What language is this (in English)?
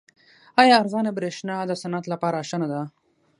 Pashto